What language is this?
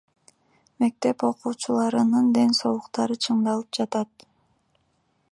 Kyrgyz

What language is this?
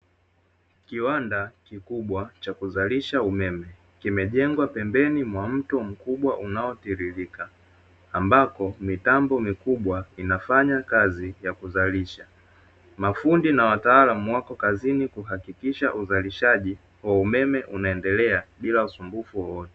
Swahili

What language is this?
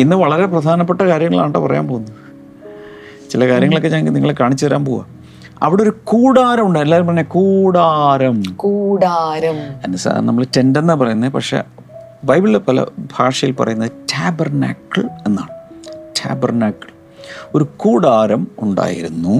Malayalam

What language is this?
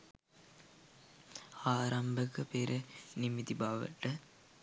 Sinhala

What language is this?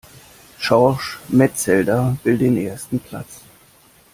German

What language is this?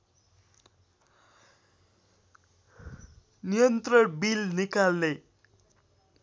Nepali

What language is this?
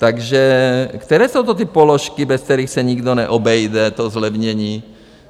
Czech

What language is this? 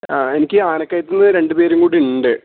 Malayalam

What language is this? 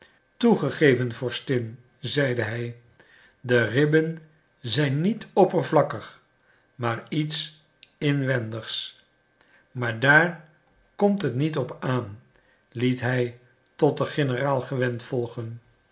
Dutch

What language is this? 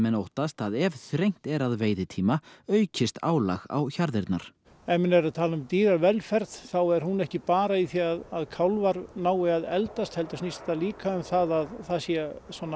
Icelandic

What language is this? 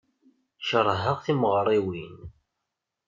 Kabyle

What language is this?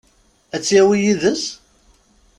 Kabyle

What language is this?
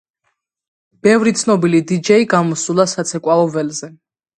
Georgian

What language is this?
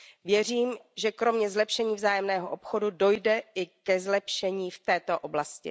Czech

